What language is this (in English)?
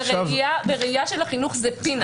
Hebrew